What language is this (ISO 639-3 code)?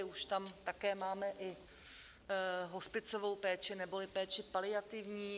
ces